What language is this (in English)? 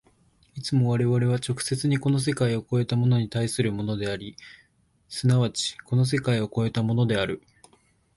Japanese